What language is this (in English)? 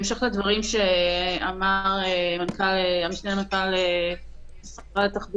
Hebrew